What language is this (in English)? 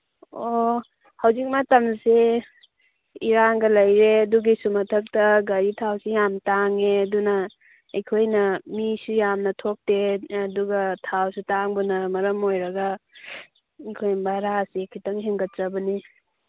Manipuri